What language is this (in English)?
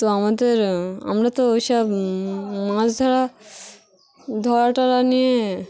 Bangla